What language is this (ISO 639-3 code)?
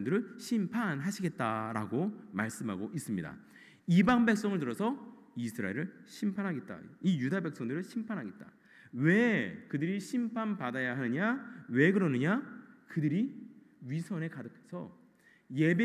kor